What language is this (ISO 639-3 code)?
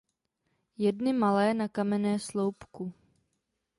ces